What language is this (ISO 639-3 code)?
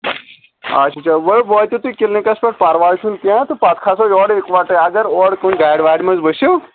kas